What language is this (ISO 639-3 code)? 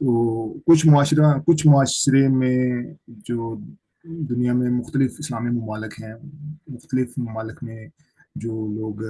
urd